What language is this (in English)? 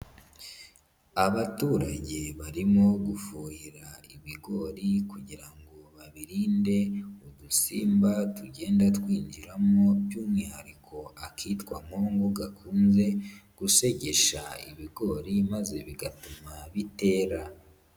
Kinyarwanda